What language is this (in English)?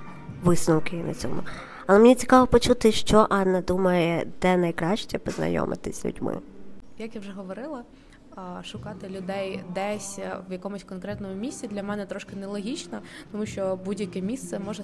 Ukrainian